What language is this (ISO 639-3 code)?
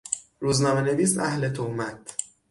fas